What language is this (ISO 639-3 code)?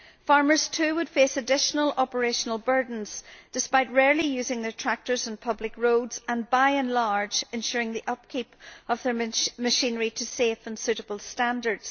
eng